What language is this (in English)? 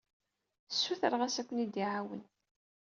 Kabyle